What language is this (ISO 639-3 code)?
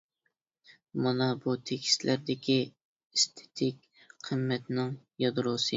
uig